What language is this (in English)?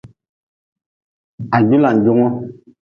Nawdm